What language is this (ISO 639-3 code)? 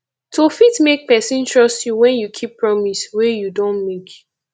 pcm